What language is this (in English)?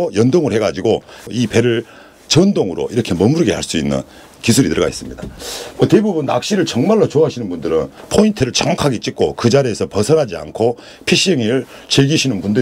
Korean